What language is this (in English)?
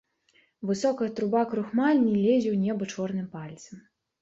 Belarusian